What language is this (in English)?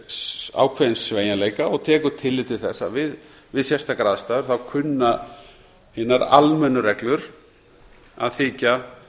Icelandic